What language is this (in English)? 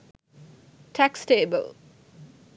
Sinhala